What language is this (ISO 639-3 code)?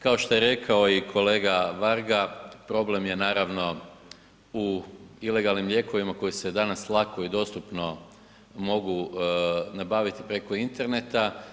hrv